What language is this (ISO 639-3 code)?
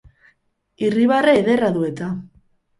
eus